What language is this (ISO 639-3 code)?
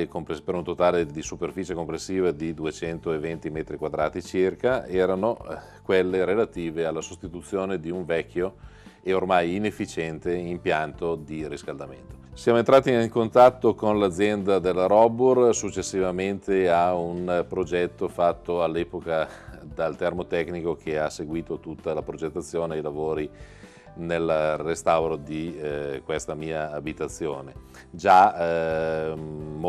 ita